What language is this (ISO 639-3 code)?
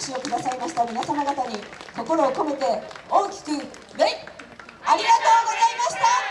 jpn